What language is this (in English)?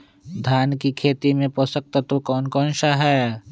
Magahi